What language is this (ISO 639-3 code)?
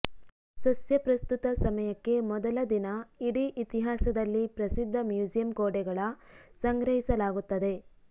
kan